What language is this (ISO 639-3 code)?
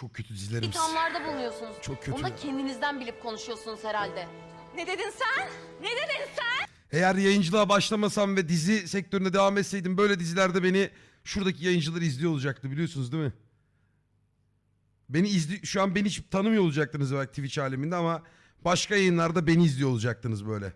tur